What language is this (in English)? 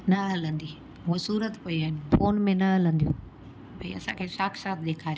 Sindhi